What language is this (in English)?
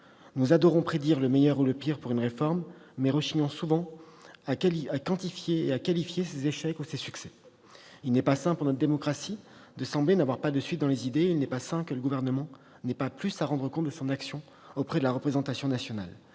French